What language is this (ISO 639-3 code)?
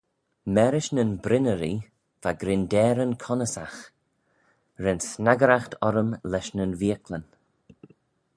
glv